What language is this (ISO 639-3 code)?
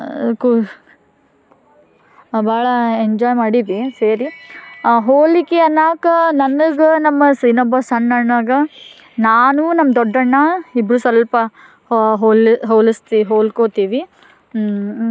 kan